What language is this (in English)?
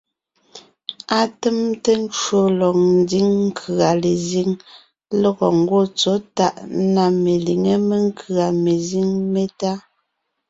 Ngiemboon